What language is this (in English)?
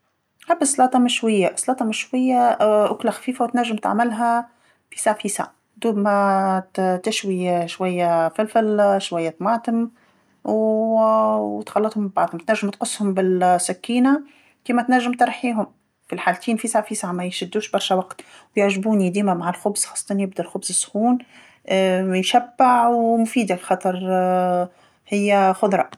Tunisian Arabic